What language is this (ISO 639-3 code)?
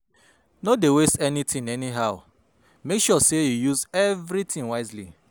pcm